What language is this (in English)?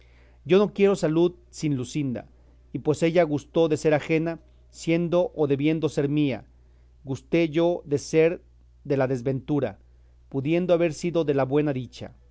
Spanish